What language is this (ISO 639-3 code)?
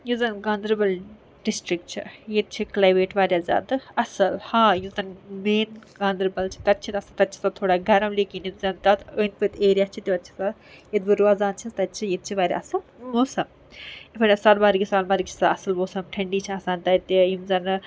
kas